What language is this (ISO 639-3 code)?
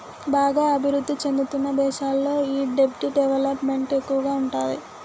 tel